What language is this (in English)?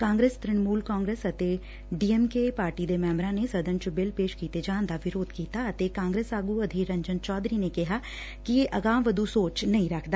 Punjabi